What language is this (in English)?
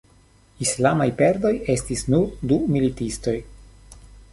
Esperanto